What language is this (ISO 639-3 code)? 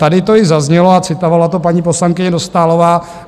ces